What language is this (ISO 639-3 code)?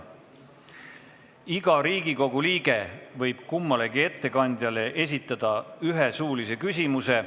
est